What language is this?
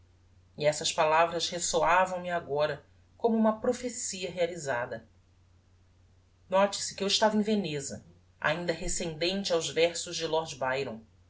Portuguese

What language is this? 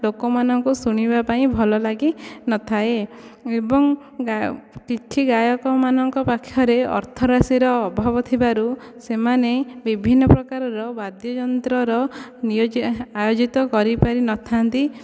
Odia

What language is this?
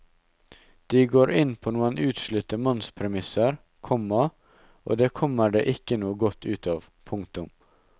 Norwegian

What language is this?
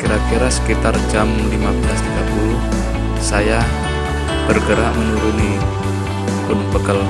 Indonesian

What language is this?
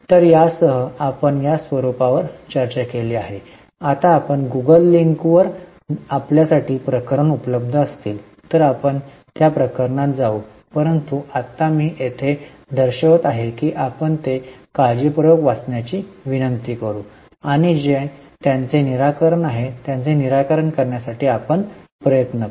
Marathi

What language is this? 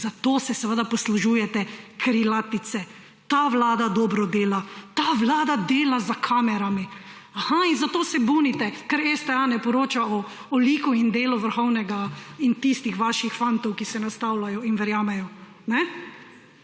Slovenian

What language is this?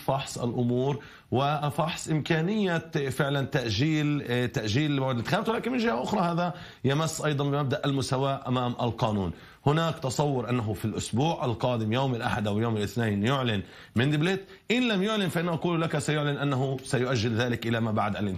Arabic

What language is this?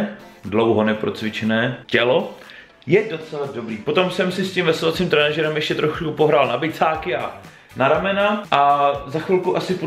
Czech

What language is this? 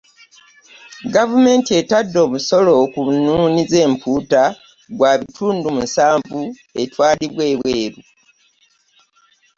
Ganda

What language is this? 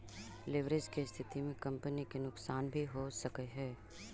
Magahi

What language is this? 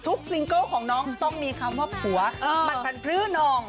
Thai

